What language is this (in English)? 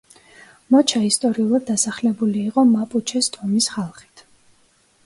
Georgian